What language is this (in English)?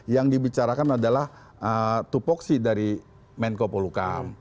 Indonesian